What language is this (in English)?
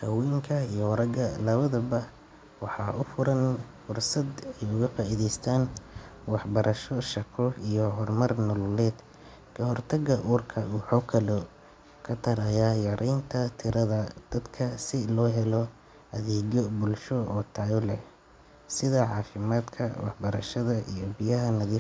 Somali